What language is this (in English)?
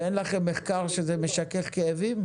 Hebrew